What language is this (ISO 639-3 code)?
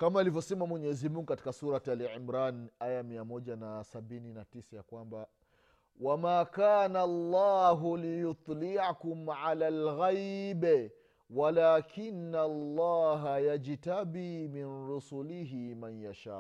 swa